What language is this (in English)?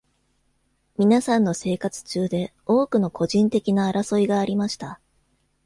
Japanese